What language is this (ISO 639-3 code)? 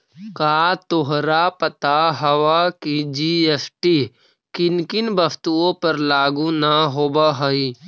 mag